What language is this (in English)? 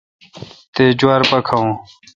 Kalkoti